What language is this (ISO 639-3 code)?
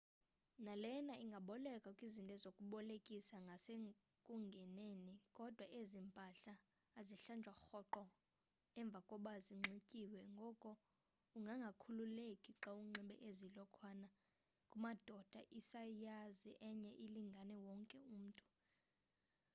xho